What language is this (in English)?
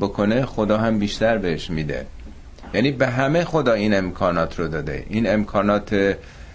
Persian